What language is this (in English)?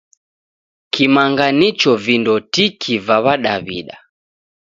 Taita